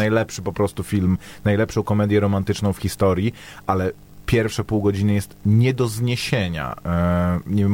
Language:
Polish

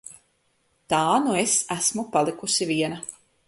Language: Latvian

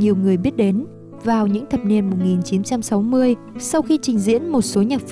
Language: Vietnamese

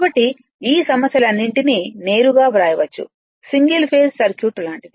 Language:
Telugu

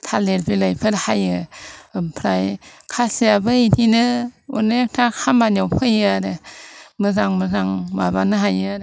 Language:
Bodo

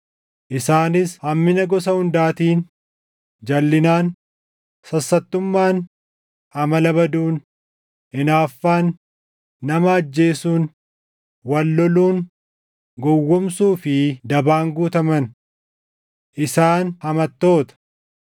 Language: Oromo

